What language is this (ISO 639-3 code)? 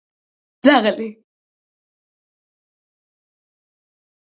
kat